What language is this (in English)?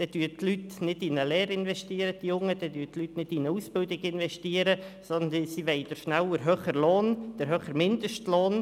Swiss German